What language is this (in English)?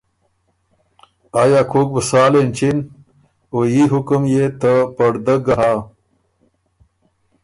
Ormuri